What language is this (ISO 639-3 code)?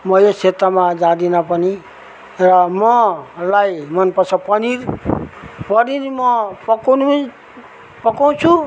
nep